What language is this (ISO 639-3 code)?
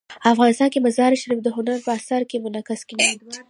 pus